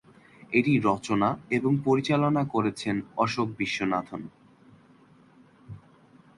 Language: Bangla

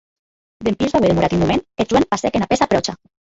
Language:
Occitan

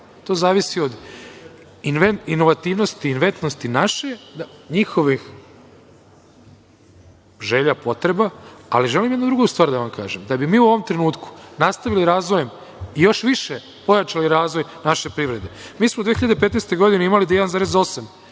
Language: Serbian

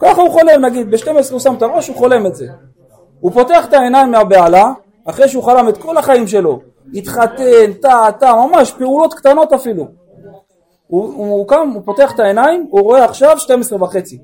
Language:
Hebrew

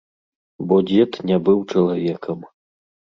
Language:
Belarusian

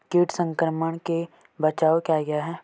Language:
Hindi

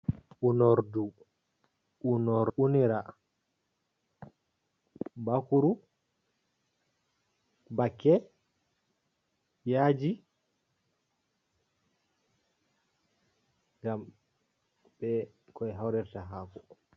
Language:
Fula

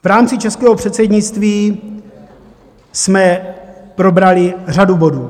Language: Czech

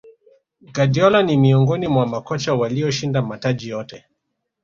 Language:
Swahili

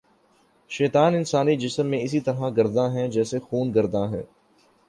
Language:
Urdu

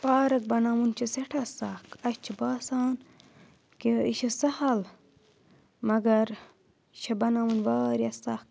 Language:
Kashmiri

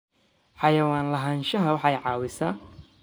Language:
Somali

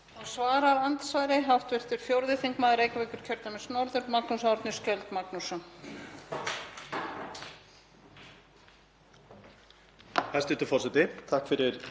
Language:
Icelandic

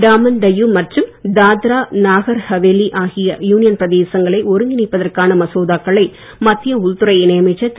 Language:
Tamil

